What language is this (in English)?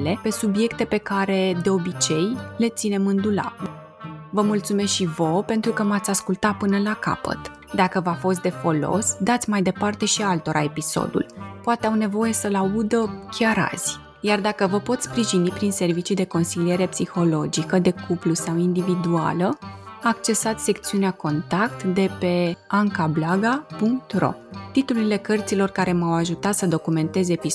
Romanian